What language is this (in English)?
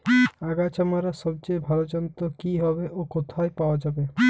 Bangla